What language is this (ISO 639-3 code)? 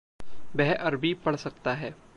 hin